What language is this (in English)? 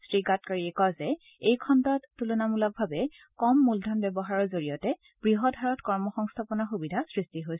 Assamese